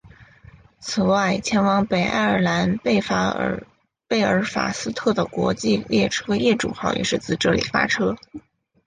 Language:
Chinese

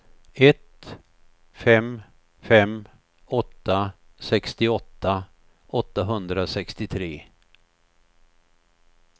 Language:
Swedish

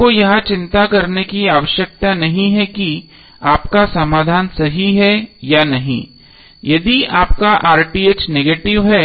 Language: Hindi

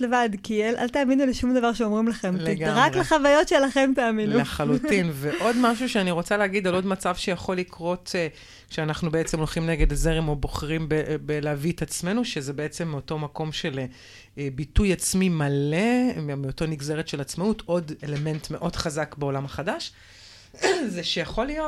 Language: Hebrew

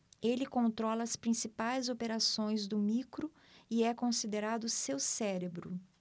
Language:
Portuguese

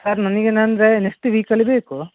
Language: Kannada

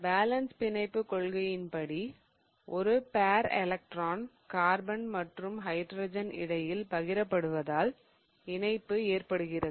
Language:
Tamil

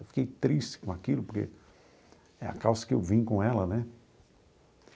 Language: Portuguese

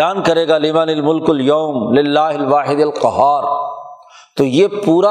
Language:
Urdu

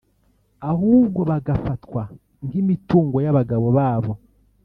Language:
Kinyarwanda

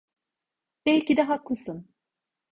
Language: Turkish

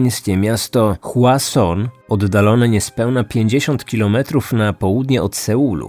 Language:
Polish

